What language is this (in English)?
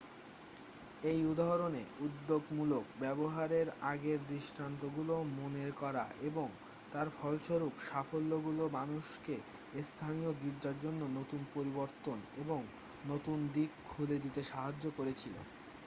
Bangla